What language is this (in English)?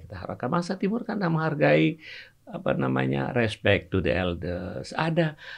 Indonesian